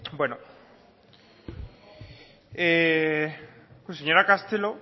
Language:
Basque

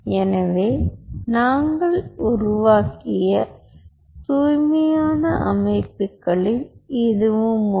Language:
Tamil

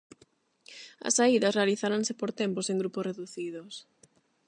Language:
Galician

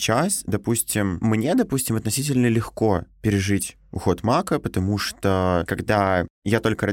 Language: Russian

